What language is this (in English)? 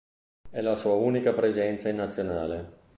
Italian